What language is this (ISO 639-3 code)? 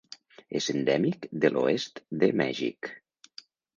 cat